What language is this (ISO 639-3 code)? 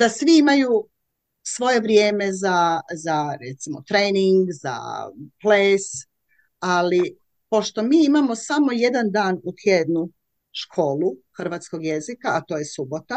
hrv